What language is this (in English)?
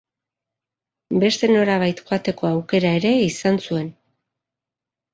Basque